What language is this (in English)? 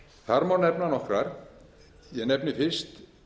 Icelandic